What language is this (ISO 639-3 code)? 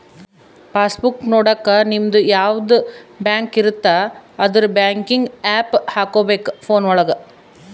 kan